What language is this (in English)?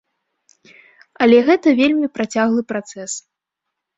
Belarusian